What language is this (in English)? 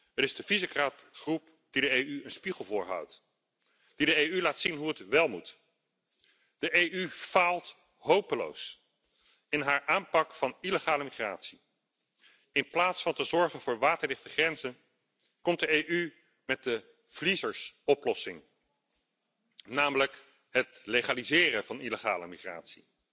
Dutch